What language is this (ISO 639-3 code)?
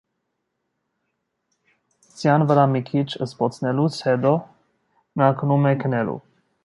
hye